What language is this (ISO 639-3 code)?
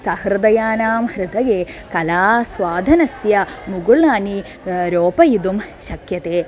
san